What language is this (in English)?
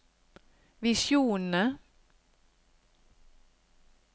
Norwegian